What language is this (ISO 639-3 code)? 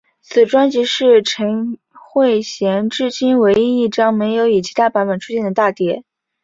zho